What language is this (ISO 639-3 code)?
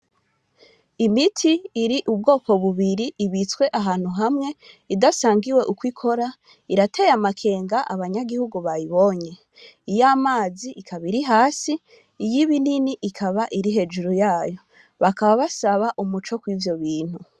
run